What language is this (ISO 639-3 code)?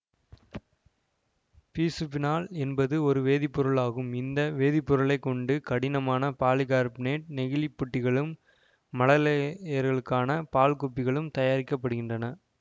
tam